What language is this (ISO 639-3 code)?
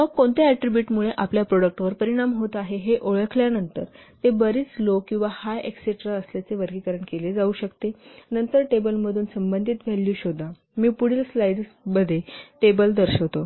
mar